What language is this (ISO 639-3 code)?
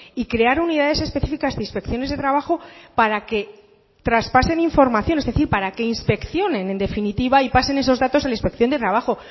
spa